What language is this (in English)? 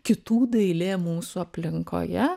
Lithuanian